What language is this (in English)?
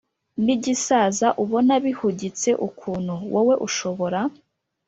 Kinyarwanda